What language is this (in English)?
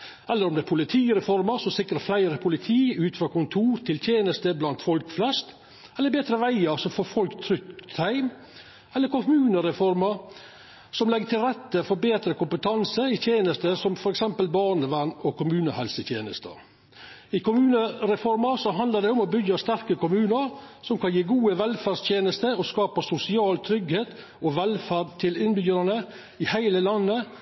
Norwegian Nynorsk